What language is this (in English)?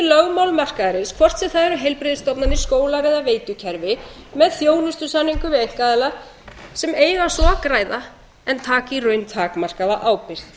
Icelandic